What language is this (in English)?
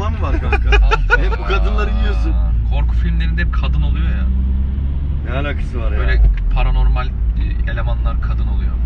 Turkish